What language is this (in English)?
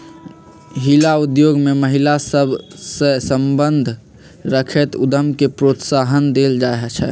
Magahi